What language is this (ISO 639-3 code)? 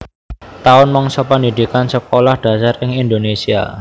jav